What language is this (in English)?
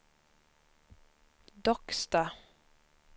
Swedish